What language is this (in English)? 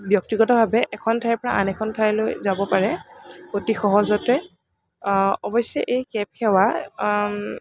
Assamese